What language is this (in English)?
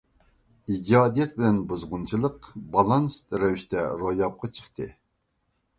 Uyghur